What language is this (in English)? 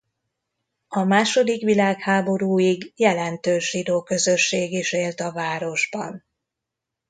Hungarian